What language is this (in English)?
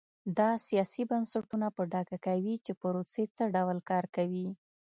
Pashto